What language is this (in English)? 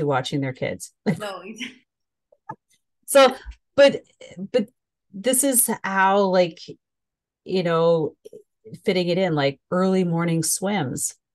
English